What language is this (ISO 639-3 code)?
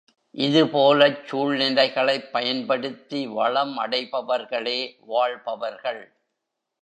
tam